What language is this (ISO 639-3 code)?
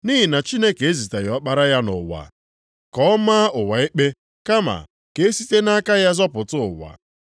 ibo